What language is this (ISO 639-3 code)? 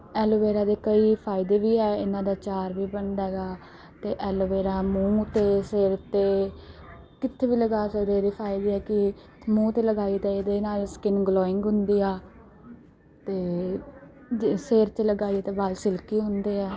pan